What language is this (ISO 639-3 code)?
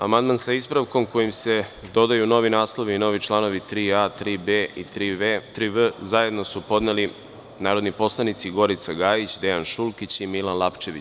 srp